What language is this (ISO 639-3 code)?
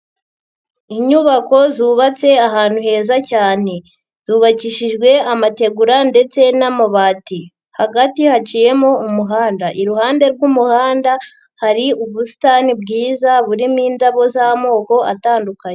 kin